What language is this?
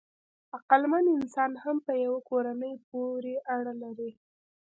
Pashto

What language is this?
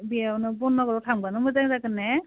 Bodo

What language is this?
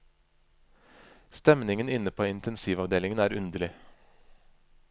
Norwegian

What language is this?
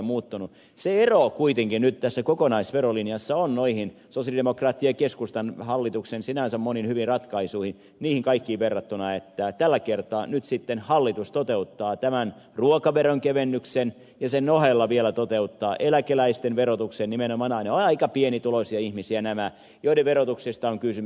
Finnish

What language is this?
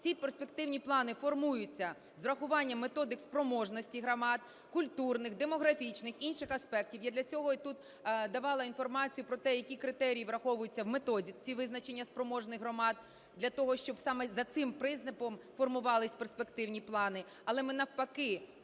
Ukrainian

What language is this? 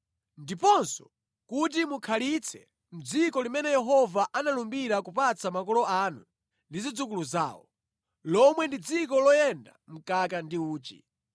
Nyanja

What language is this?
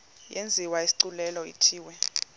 Xhosa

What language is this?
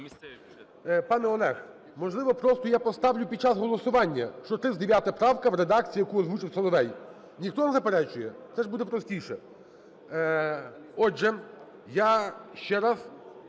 Ukrainian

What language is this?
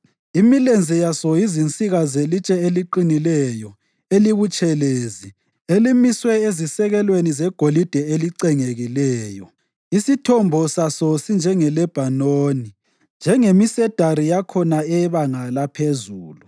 North Ndebele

